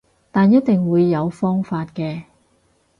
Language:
Cantonese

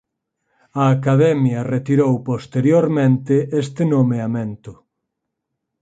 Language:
Galician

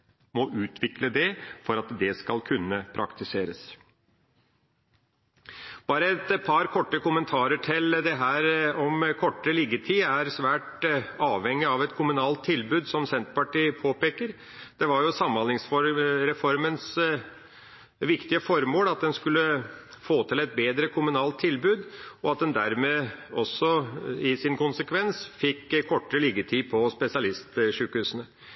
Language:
Norwegian Bokmål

